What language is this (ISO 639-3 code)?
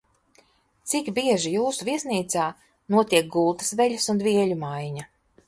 lav